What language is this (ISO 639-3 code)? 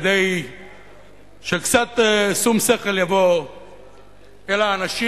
heb